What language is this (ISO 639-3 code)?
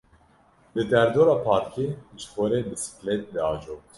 kur